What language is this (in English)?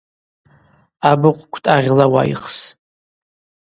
Abaza